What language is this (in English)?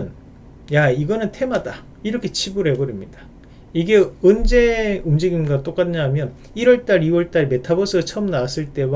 Korean